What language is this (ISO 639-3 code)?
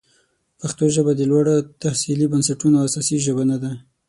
pus